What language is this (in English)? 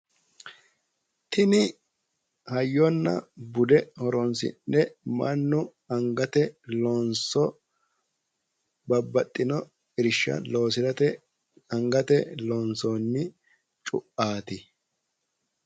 Sidamo